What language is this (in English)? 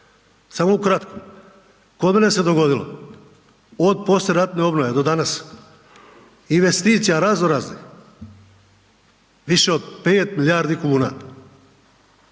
Croatian